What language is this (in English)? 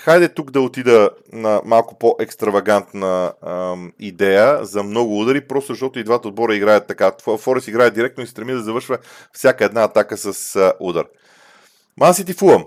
Bulgarian